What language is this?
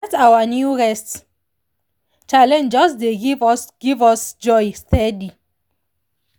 Nigerian Pidgin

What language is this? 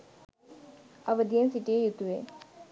Sinhala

